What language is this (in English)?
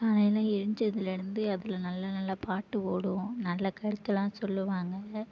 Tamil